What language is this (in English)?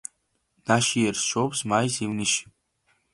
Georgian